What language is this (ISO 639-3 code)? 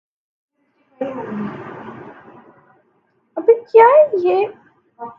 urd